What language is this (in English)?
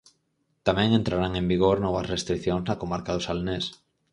Galician